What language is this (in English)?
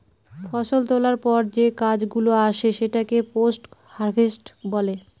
Bangla